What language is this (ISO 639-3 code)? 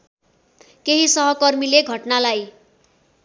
nep